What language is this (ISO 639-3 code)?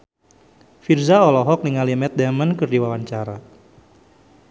sun